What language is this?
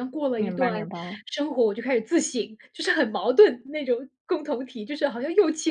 Chinese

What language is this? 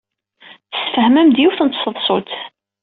Kabyle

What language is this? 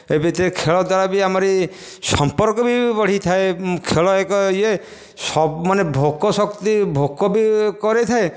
Odia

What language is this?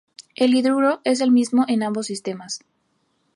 Spanish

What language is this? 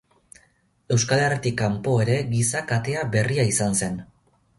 Basque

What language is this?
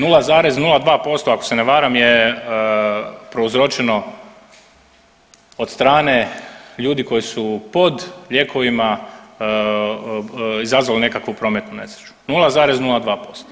Croatian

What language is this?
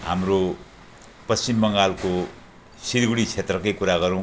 Nepali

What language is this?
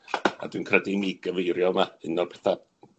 Welsh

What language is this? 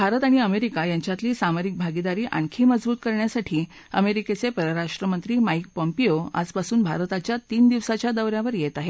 Marathi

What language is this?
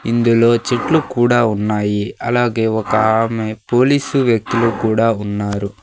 Telugu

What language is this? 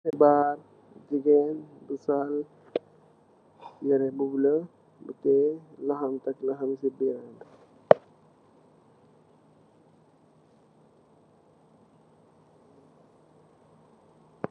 Wolof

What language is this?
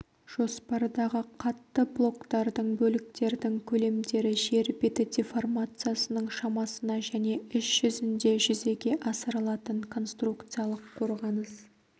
Kazakh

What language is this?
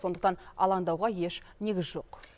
Kazakh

